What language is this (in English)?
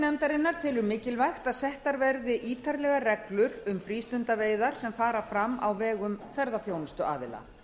Icelandic